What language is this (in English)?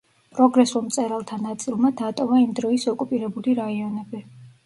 Georgian